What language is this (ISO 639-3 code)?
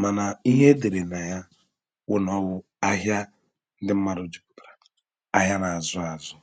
ibo